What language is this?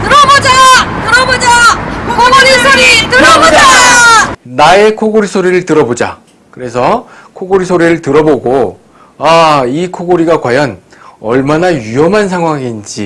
Korean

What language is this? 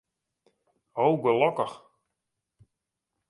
Western Frisian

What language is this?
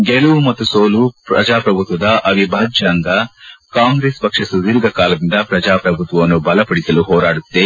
Kannada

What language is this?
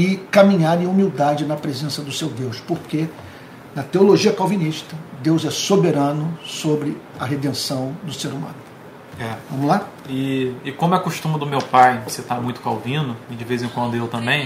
Portuguese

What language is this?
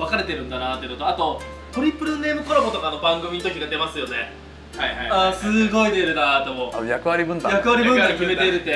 Japanese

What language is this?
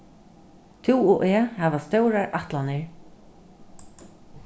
Faroese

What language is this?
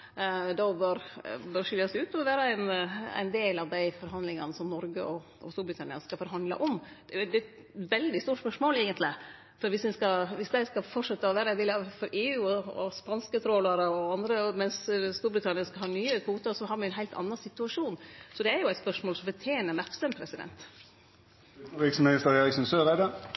Norwegian Nynorsk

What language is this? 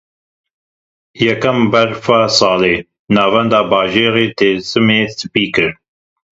Kurdish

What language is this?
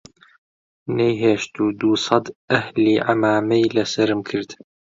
Central Kurdish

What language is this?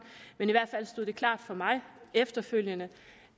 Danish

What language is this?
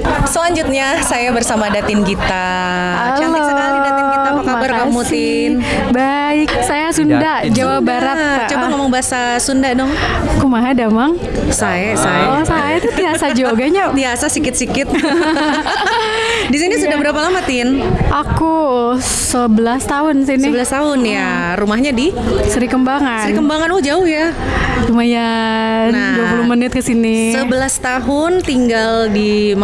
Indonesian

